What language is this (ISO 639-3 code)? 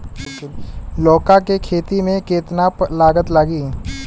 bho